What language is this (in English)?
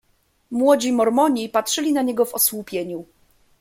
Polish